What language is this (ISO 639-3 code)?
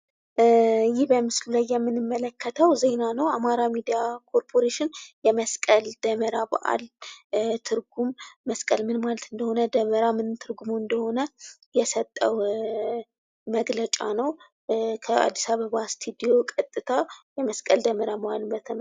amh